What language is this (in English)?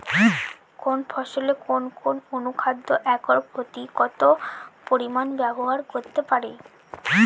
Bangla